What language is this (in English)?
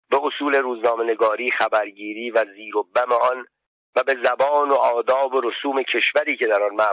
Persian